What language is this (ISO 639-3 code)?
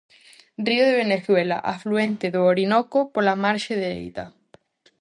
glg